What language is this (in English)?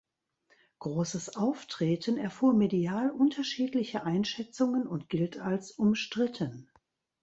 German